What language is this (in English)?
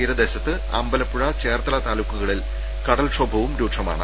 Malayalam